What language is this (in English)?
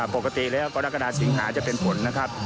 Thai